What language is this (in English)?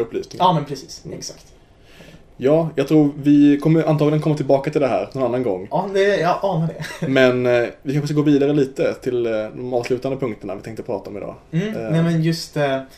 Swedish